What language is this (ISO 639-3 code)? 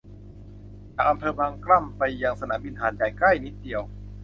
tha